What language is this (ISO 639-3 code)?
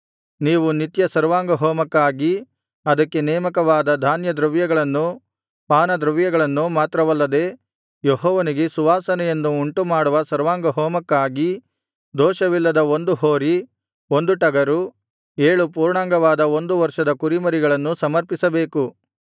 kan